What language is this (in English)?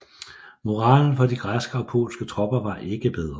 Danish